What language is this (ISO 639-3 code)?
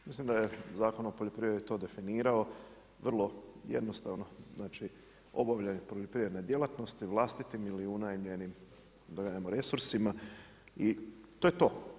hrv